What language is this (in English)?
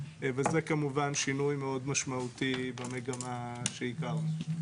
Hebrew